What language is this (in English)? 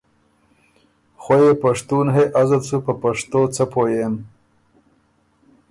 Ormuri